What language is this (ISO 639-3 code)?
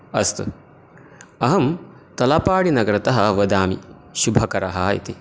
san